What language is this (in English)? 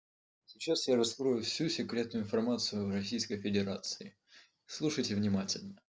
Russian